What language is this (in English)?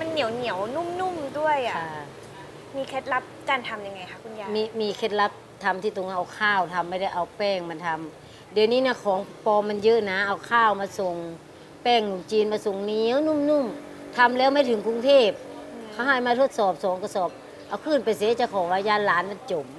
Thai